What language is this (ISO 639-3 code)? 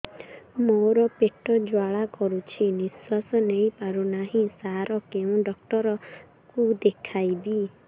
ori